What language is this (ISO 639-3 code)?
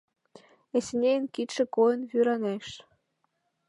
chm